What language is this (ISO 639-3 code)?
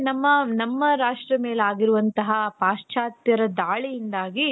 kan